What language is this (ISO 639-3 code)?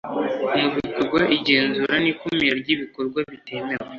kin